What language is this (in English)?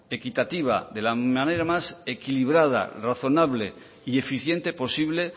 Spanish